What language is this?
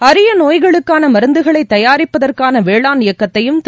Tamil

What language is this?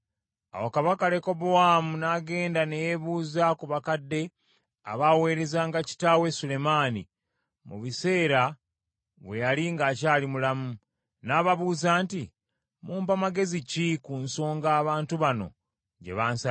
Ganda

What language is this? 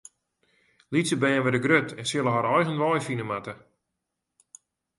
Western Frisian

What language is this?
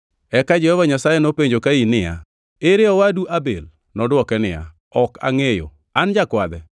Luo (Kenya and Tanzania)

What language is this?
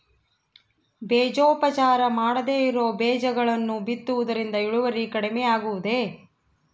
Kannada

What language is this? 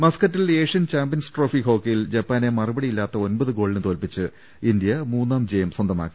Malayalam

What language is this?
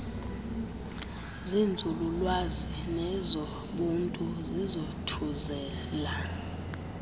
Xhosa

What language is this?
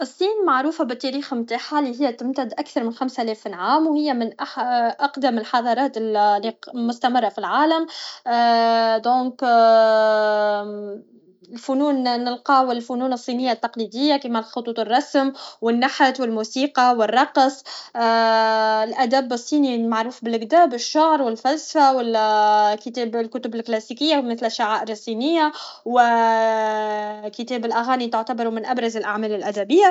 Tunisian Arabic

